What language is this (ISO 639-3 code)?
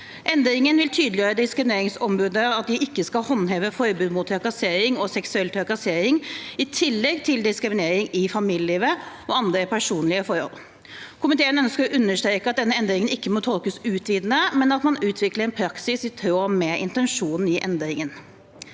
nor